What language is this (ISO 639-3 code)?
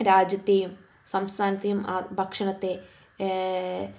mal